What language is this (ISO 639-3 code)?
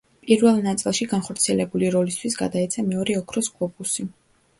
kat